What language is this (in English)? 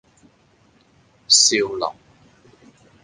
Cantonese